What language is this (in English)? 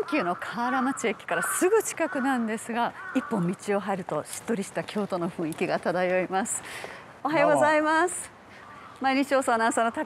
Japanese